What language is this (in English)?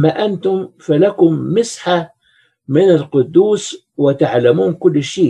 Arabic